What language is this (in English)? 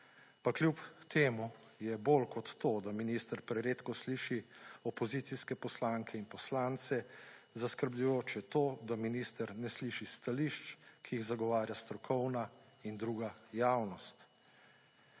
Slovenian